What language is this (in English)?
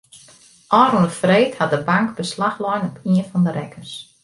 Western Frisian